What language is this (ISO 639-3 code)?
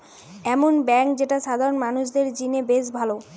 ben